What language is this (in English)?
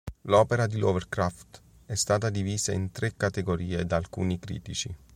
Italian